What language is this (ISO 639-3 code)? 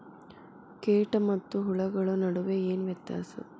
kan